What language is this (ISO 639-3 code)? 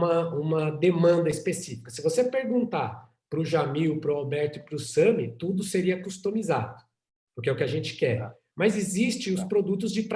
por